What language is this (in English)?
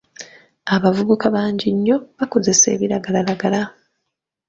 Ganda